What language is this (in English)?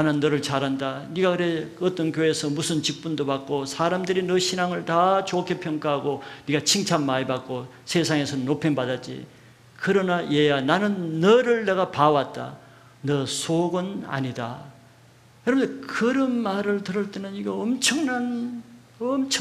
Korean